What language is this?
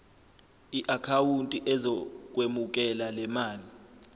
Zulu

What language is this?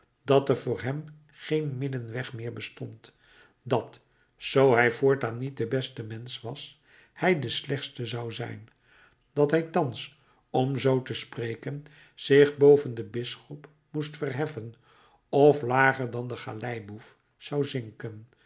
Dutch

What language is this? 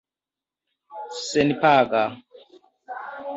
Esperanto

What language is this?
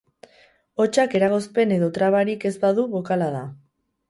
Basque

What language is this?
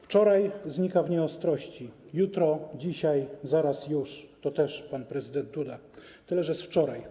Polish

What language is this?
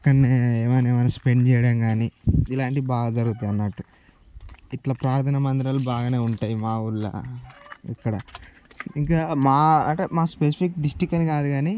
Telugu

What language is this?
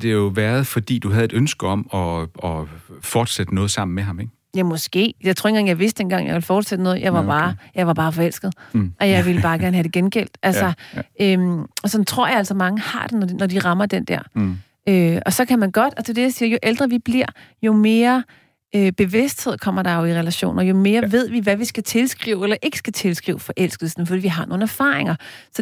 Danish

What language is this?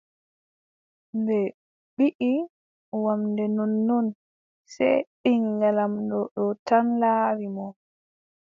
Adamawa Fulfulde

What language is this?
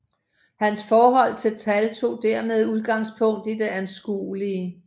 Danish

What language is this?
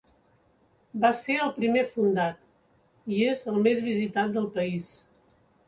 Catalan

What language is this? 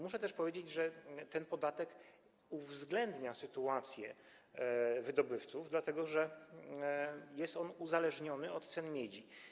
Polish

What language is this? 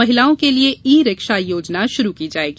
Hindi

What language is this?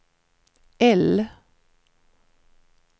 Swedish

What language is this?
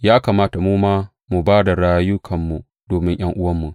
Hausa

